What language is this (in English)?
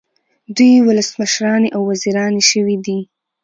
Pashto